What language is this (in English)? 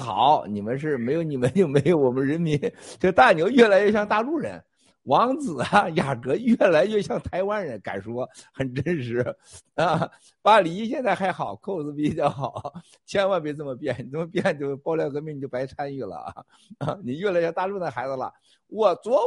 Chinese